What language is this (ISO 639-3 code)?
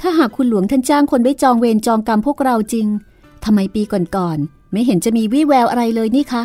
tha